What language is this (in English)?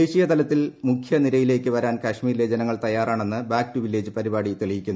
Malayalam